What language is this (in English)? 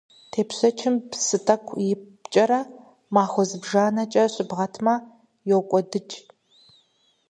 Kabardian